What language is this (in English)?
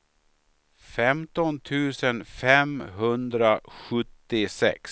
Swedish